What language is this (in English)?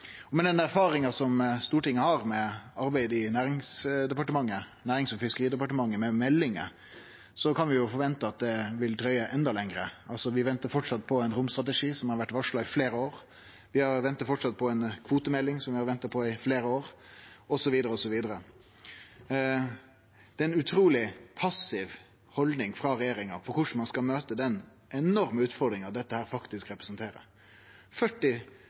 Norwegian Nynorsk